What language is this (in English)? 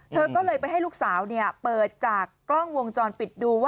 Thai